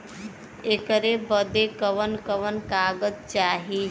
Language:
Bhojpuri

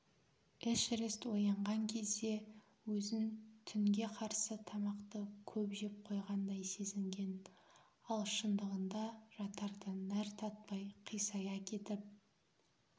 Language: Kazakh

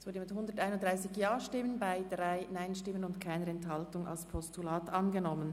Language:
Swiss German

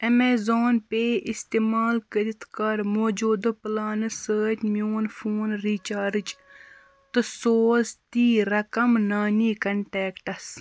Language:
Kashmiri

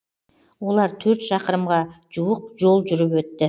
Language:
Kazakh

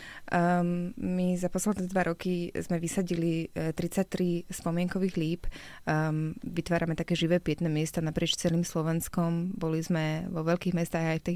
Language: Slovak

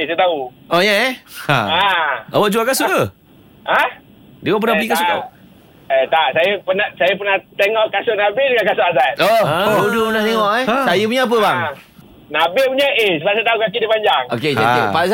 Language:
Malay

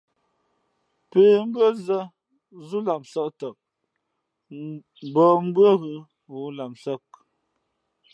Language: Fe'fe'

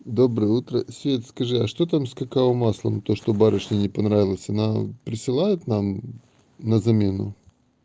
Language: Russian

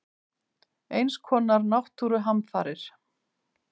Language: Icelandic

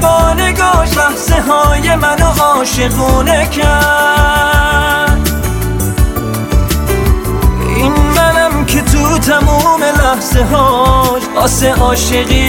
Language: Persian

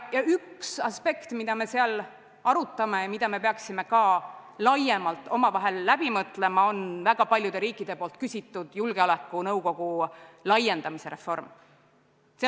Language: Estonian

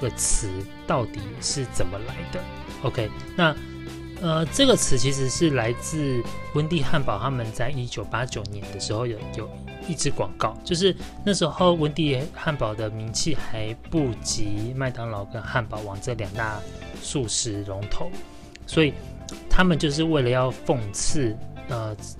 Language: Chinese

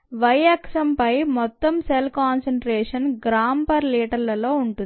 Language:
Telugu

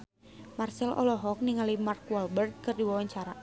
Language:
Sundanese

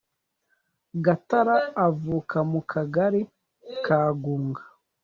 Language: Kinyarwanda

